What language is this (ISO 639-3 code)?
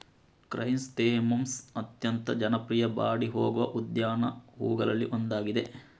kan